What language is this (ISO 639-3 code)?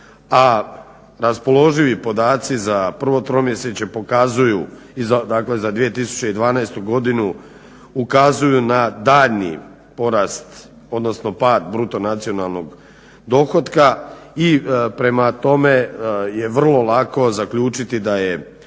hrv